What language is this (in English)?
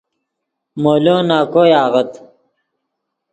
Yidgha